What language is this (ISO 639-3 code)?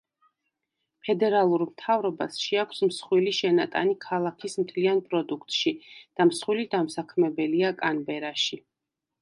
kat